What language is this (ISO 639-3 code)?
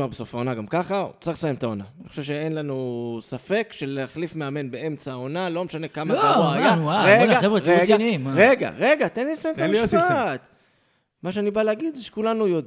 heb